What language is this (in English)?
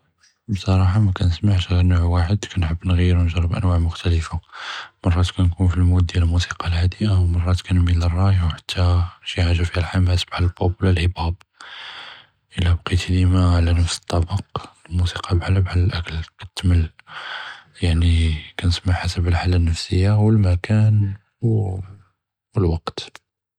Judeo-Arabic